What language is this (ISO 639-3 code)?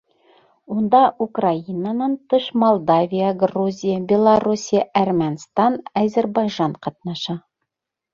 bak